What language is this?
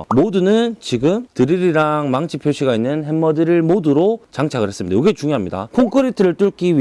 Korean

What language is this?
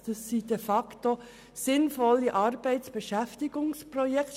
Swiss German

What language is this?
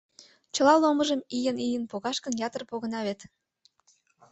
Mari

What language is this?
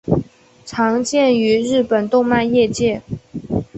Chinese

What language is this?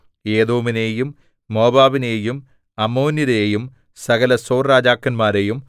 Malayalam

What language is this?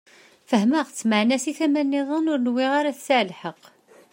Kabyle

